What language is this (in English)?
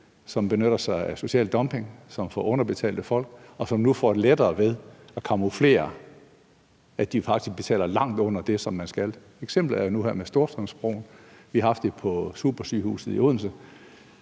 Danish